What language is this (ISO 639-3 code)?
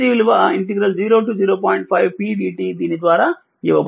tel